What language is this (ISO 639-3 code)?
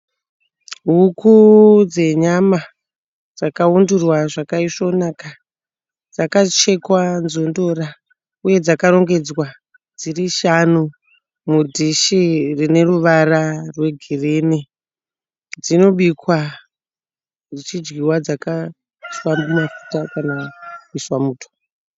sna